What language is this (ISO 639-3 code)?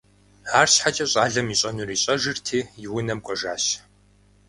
kbd